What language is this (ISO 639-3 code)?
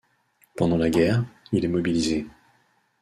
fra